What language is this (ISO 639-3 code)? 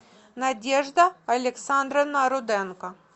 rus